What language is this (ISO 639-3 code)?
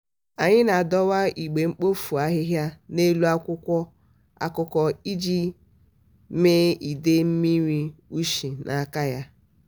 ibo